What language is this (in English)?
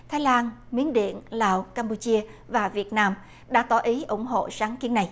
Vietnamese